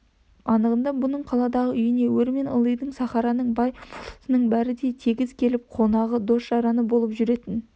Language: Kazakh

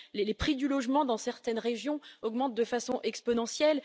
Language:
French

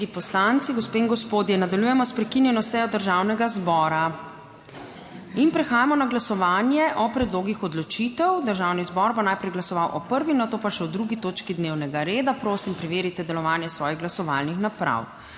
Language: Slovenian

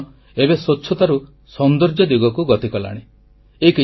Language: Odia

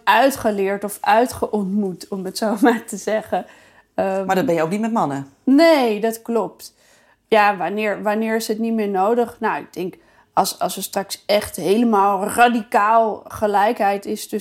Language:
Dutch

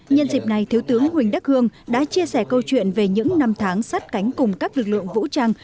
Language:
Vietnamese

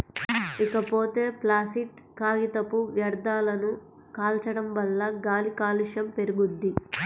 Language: Telugu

